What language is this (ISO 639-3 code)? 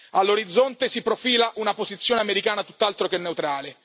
ita